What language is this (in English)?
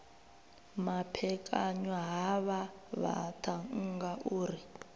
Venda